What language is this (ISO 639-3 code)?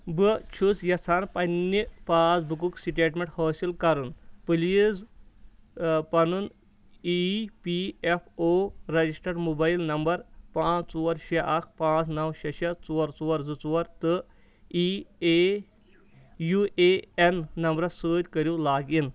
kas